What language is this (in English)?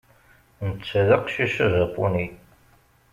Kabyle